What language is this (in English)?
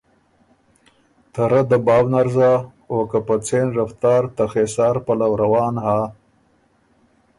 Ormuri